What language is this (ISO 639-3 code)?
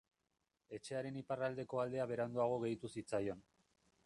eus